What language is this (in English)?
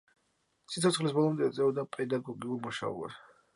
Georgian